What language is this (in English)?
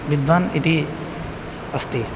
Sanskrit